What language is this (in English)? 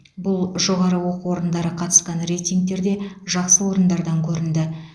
Kazakh